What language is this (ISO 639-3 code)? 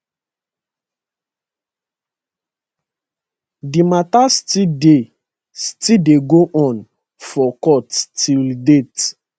pcm